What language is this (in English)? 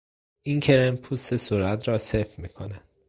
Persian